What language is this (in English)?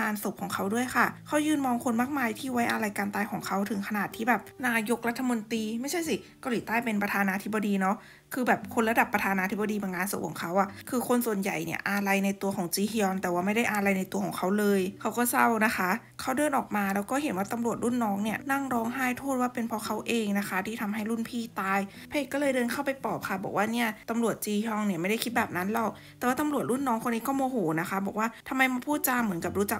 Thai